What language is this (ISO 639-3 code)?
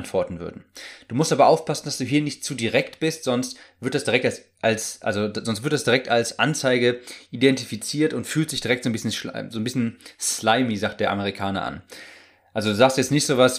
deu